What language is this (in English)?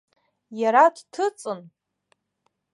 Abkhazian